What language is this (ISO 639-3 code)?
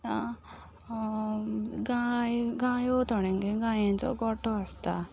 kok